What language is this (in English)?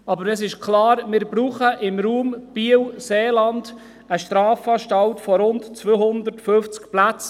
Swiss German